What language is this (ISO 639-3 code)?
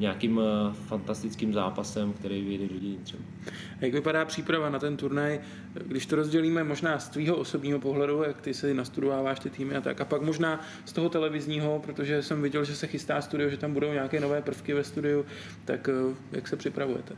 ces